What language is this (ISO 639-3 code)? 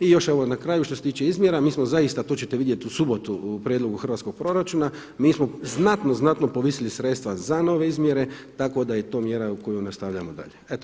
hrv